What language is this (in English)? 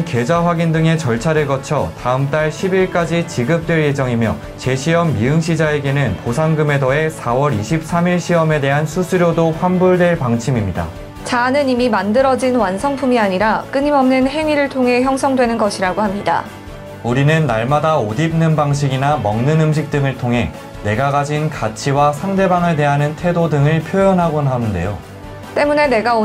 Korean